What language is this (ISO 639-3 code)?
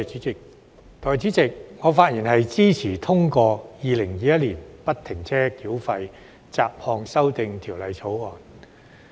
yue